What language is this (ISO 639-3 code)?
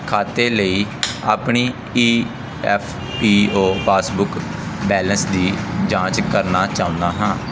pan